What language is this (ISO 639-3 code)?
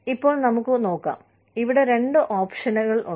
mal